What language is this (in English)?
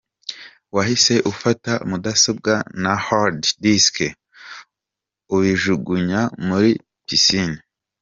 Kinyarwanda